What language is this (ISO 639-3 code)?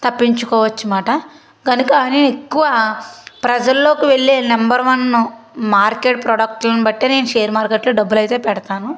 tel